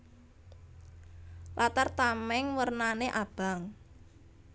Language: Javanese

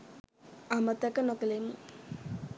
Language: Sinhala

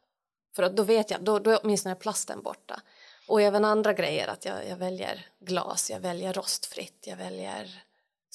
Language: Swedish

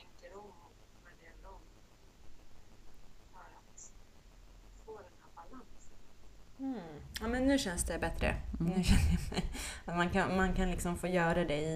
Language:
Swedish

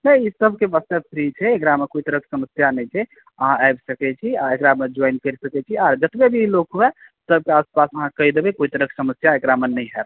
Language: Maithili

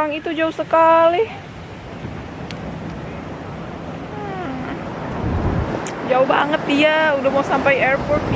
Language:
Indonesian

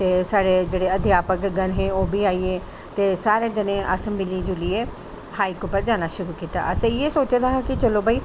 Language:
Dogri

